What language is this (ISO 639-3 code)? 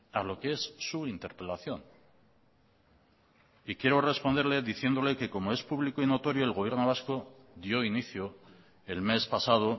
spa